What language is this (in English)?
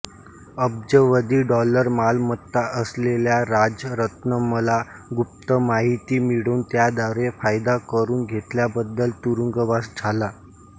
Marathi